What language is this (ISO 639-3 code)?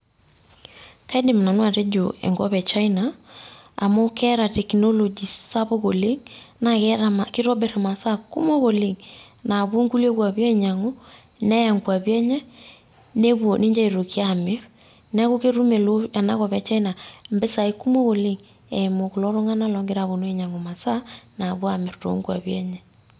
mas